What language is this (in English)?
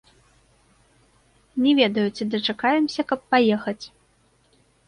Belarusian